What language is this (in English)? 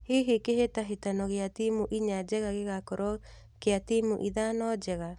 Kikuyu